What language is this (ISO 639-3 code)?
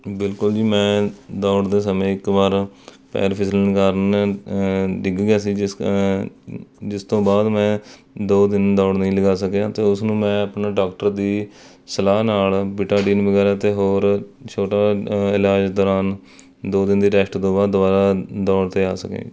pan